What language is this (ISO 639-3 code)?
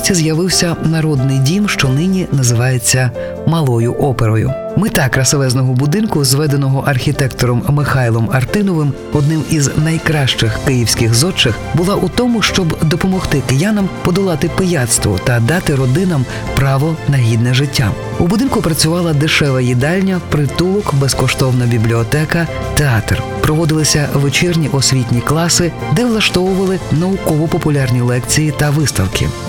ukr